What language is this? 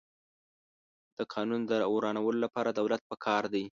Pashto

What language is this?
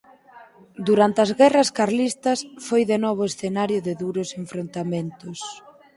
Galician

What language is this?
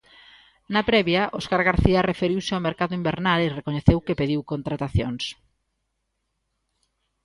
Galician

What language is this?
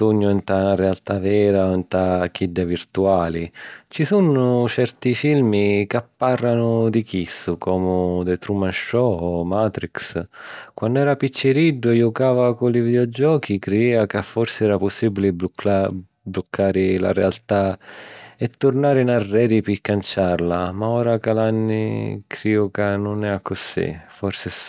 Sicilian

